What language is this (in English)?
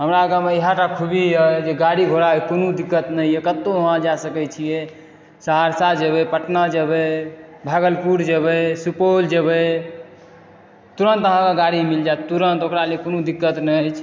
Maithili